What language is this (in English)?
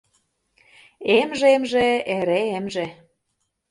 Mari